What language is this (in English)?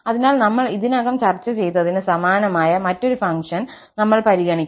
Malayalam